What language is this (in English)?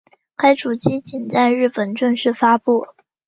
Chinese